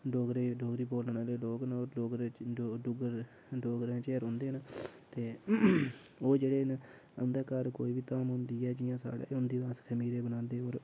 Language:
Dogri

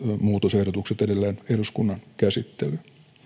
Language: Finnish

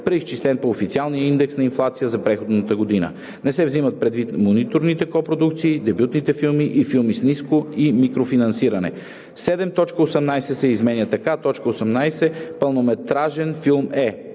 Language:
Bulgarian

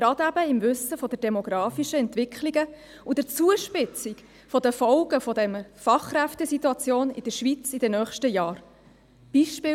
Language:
Swiss German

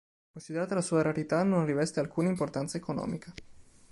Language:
Italian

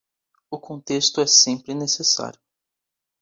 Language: Portuguese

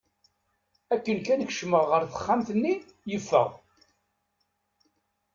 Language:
Kabyle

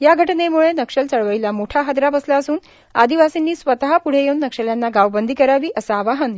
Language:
Marathi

